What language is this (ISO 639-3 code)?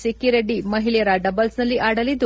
kan